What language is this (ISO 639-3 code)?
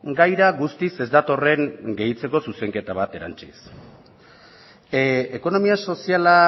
eus